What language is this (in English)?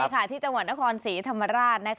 Thai